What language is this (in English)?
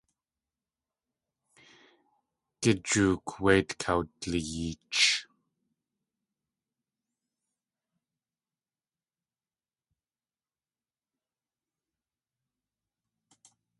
Tlingit